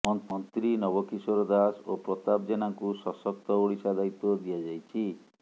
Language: Odia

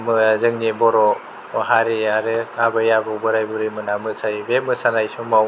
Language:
Bodo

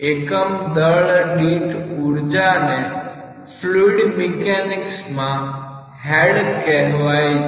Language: Gujarati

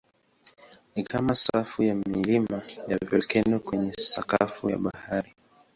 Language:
Swahili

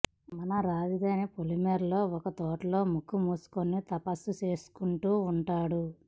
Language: Telugu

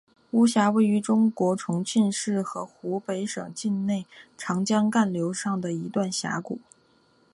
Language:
Chinese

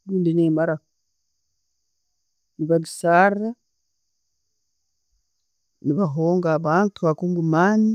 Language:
Tooro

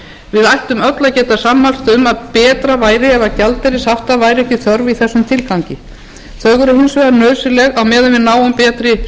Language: Icelandic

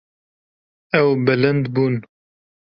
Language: Kurdish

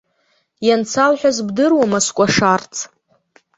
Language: Abkhazian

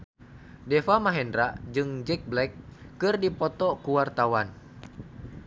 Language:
Sundanese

